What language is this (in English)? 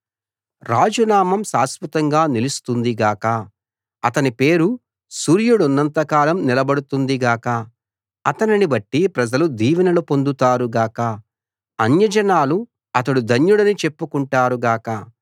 Telugu